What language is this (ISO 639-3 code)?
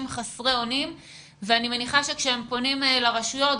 heb